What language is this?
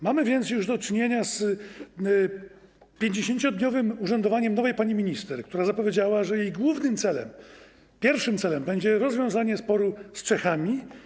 Polish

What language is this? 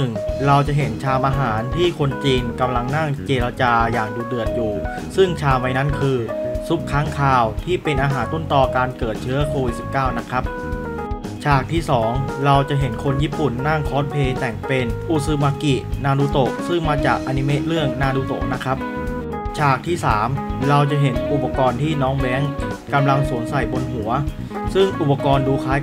Thai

